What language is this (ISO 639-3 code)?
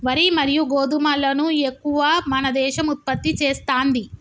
tel